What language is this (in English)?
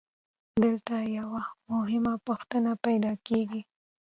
Pashto